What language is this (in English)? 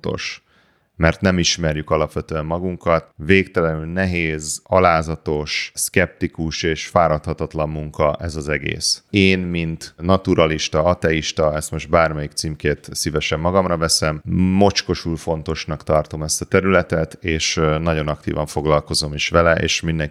Hungarian